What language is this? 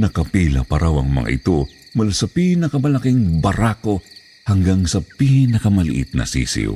Filipino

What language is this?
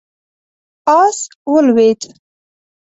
Pashto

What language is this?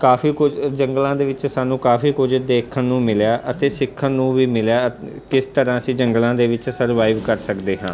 Punjabi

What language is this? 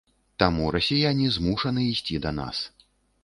Belarusian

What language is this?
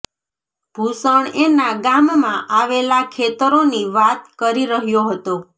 Gujarati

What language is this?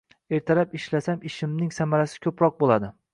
Uzbek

